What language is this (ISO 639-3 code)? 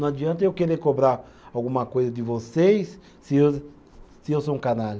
por